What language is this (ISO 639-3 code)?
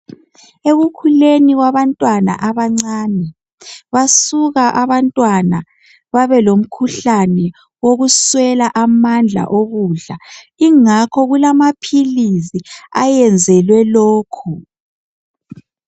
nde